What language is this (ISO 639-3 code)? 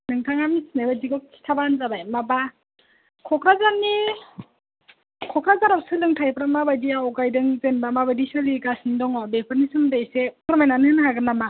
brx